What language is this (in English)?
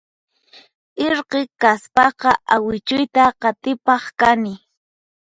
Puno Quechua